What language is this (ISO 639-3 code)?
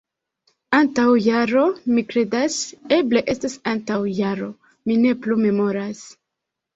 epo